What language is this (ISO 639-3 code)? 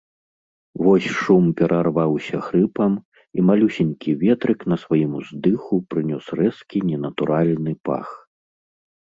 bel